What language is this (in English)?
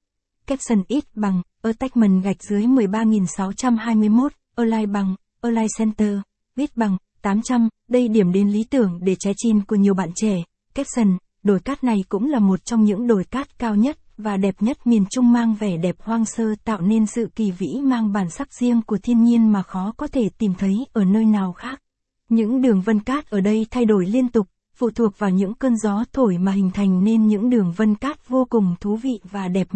Vietnamese